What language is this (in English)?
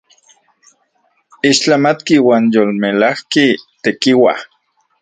Central Puebla Nahuatl